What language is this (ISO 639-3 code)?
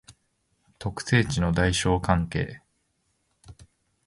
jpn